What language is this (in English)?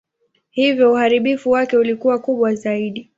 Swahili